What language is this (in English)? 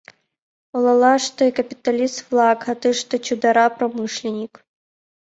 Mari